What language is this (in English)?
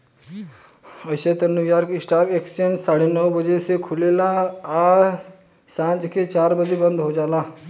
Bhojpuri